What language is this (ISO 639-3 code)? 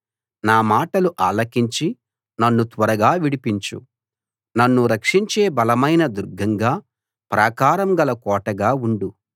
tel